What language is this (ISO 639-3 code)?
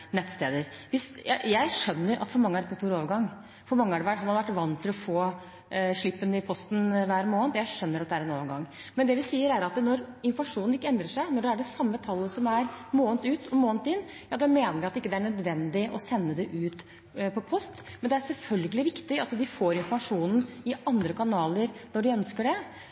nob